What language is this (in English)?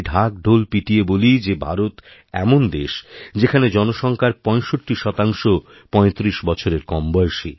Bangla